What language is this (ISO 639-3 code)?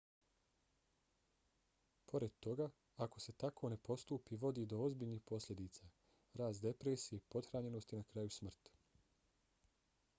bos